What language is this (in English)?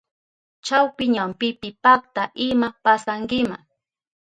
Southern Pastaza Quechua